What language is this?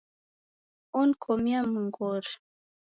Taita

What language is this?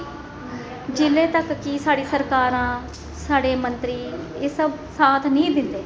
Dogri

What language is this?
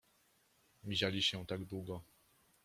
Polish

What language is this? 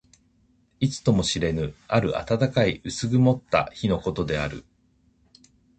Japanese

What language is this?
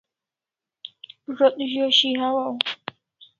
Kalasha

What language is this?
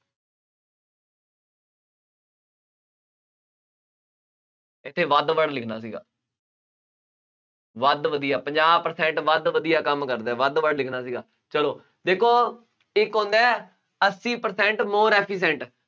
Punjabi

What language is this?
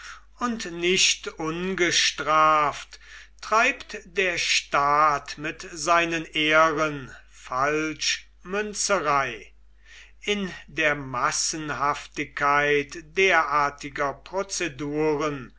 German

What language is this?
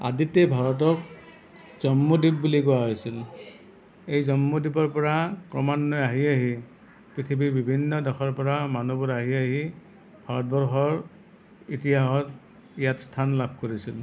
Assamese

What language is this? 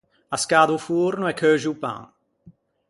Ligurian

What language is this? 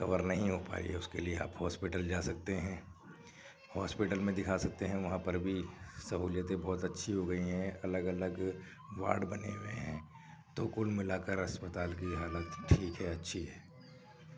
Urdu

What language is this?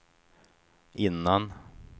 Swedish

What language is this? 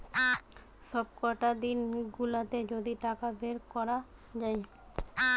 Bangla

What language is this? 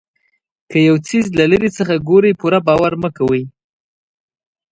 Pashto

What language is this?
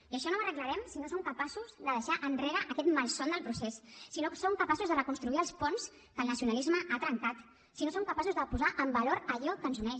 Catalan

